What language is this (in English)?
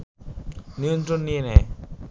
Bangla